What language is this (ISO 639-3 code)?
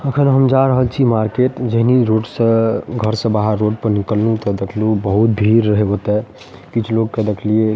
mai